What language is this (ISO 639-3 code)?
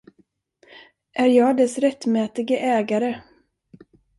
swe